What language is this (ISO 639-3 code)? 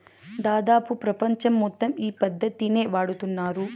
tel